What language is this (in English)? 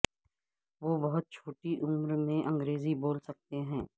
Urdu